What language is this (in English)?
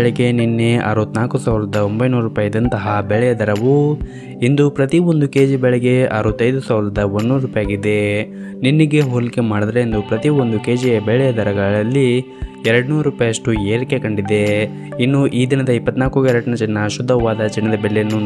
Indonesian